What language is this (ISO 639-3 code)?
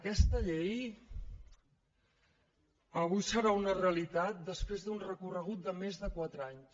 cat